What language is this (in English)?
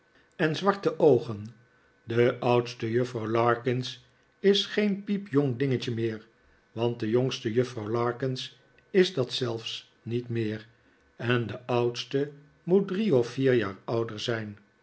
Dutch